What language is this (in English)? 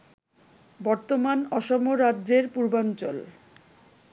Bangla